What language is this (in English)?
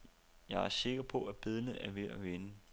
Danish